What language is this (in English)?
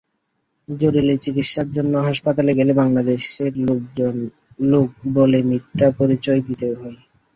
Bangla